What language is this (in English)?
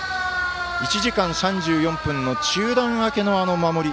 Japanese